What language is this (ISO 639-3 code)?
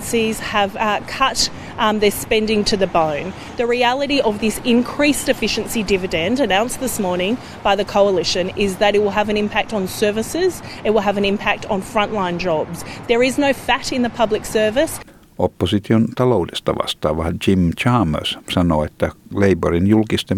fin